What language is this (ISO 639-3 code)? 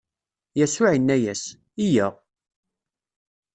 kab